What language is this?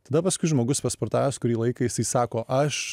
Lithuanian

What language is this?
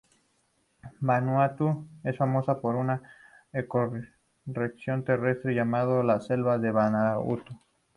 Spanish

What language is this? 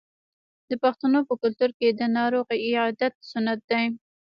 Pashto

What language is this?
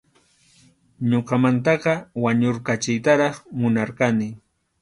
Arequipa-La Unión Quechua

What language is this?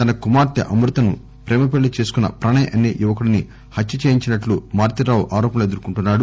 Telugu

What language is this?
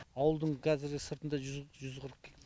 Kazakh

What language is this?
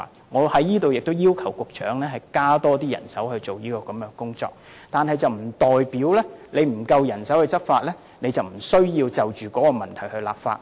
Cantonese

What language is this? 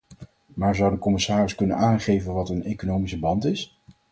Dutch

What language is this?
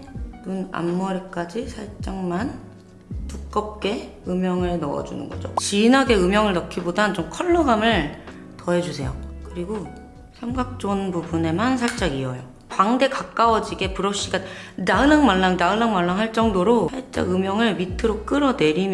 Korean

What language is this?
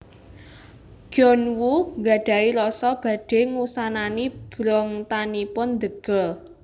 Javanese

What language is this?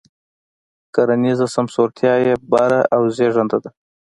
Pashto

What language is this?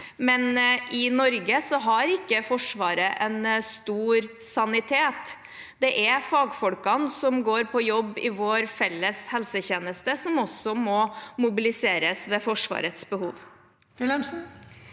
Norwegian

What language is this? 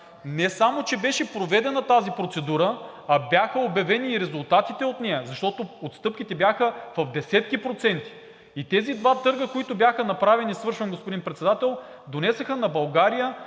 Bulgarian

